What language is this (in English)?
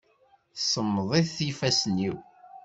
Kabyle